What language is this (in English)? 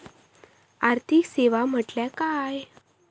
Marathi